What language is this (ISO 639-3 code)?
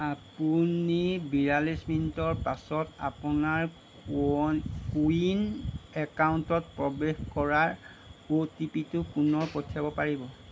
asm